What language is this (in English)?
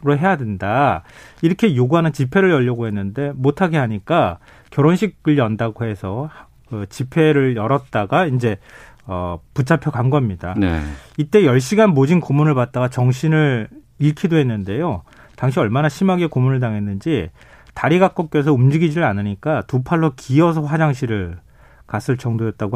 Korean